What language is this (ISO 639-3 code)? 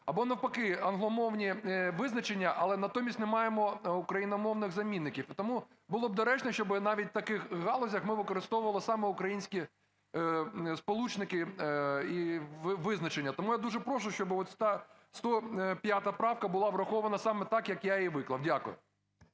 ukr